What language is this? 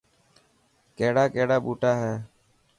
Dhatki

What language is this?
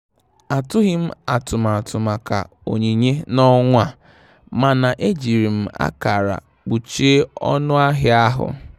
Igbo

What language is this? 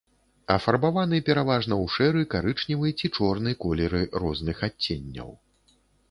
Belarusian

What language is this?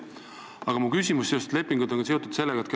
Estonian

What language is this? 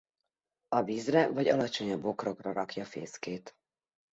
Hungarian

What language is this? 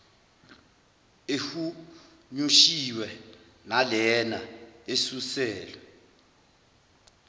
Zulu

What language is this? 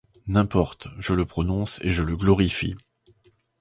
French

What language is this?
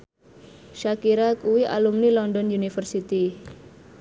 Javanese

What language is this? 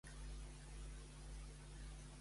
Catalan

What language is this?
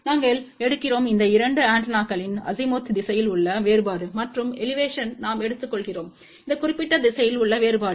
Tamil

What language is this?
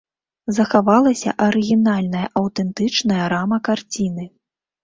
Belarusian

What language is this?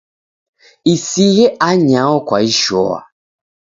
Taita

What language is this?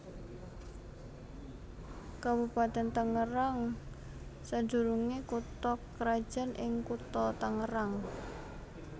Javanese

